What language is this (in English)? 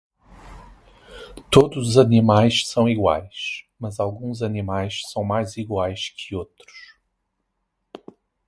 Portuguese